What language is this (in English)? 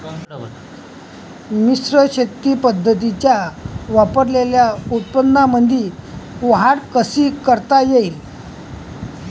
Marathi